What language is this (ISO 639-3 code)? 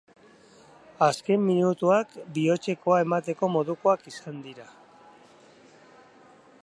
eus